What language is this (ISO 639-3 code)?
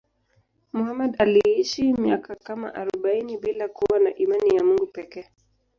swa